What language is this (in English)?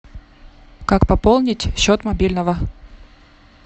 Russian